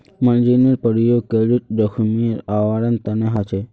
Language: Magahi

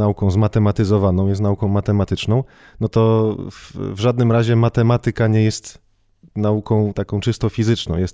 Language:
Polish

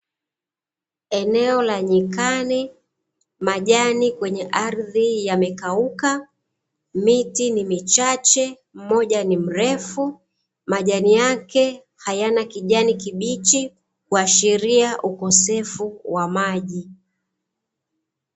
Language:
Swahili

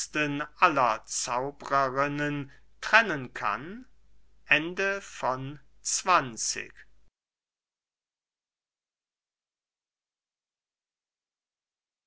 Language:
German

